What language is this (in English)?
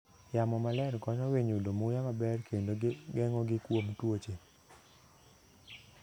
Luo (Kenya and Tanzania)